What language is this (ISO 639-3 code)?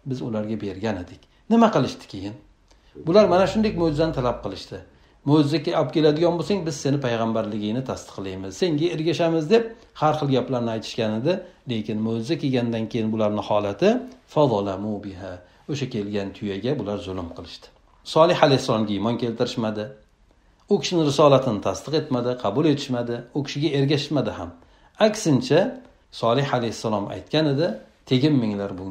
tur